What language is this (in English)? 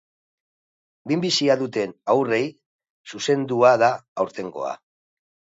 Basque